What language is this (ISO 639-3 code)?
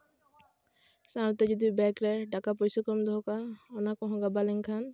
sat